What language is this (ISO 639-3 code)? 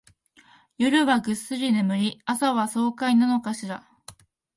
jpn